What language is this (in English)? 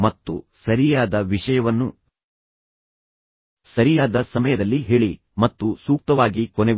Kannada